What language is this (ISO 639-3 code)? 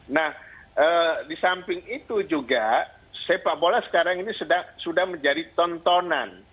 ind